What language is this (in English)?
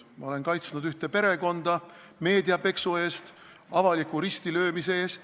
Estonian